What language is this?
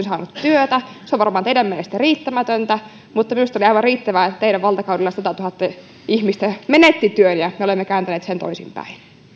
Finnish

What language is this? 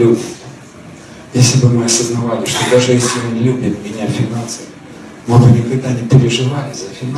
Russian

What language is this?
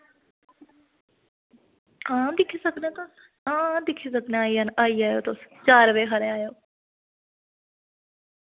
Dogri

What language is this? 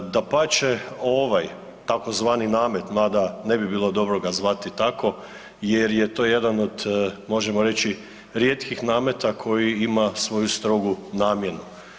Croatian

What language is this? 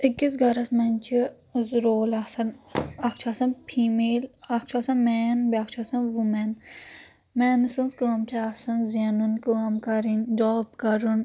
Kashmiri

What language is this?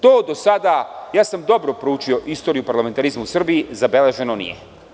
Serbian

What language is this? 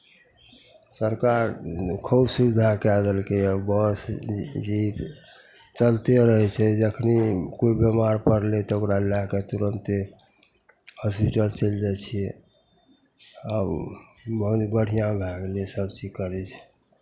Maithili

